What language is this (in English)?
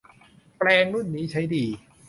Thai